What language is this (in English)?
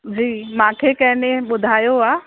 Sindhi